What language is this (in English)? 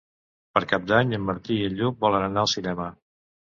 Catalan